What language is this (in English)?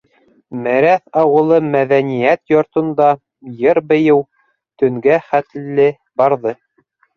Bashkir